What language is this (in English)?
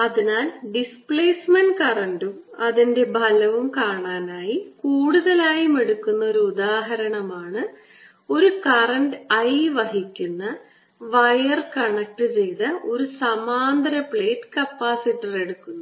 Malayalam